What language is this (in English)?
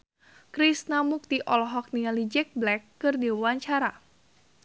Sundanese